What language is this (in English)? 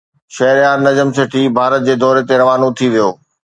Sindhi